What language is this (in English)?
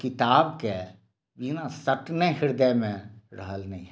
Maithili